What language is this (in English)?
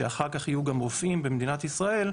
Hebrew